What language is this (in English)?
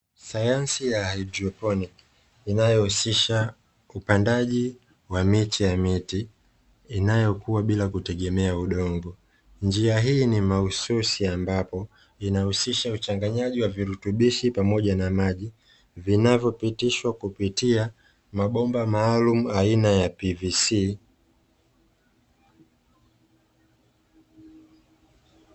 Swahili